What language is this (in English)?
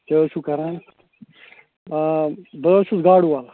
Kashmiri